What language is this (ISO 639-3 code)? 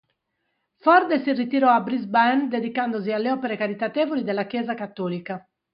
ita